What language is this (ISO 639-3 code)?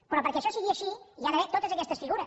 cat